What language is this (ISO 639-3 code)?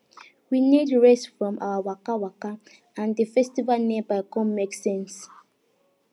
pcm